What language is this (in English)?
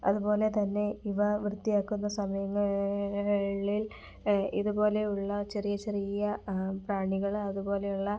Malayalam